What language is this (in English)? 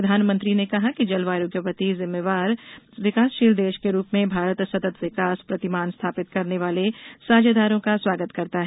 Hindi